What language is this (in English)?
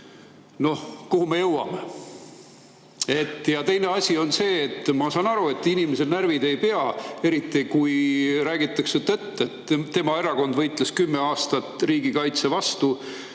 Estonian